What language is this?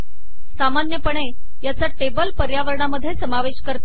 Marathi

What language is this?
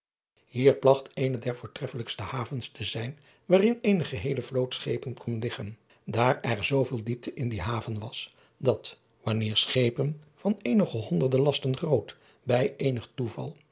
Dutch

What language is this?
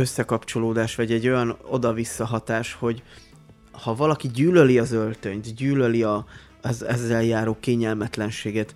Hungarian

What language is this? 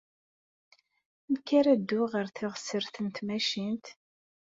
Kabyle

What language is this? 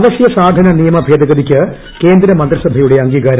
Malayalam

